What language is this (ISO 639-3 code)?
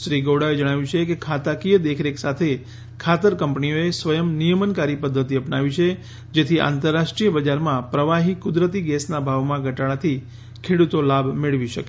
guj